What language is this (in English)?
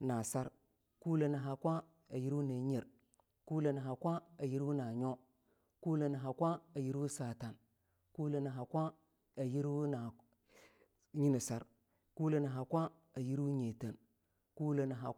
Longuda